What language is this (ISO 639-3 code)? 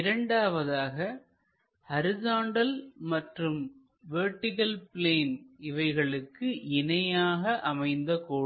tam